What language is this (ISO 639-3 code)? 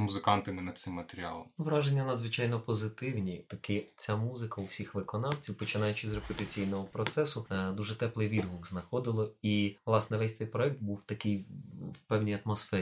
ukr